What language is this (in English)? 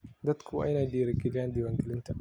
Somali